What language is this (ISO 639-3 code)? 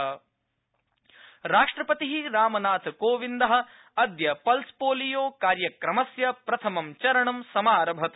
san